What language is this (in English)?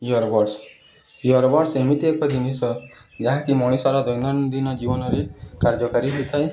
Odia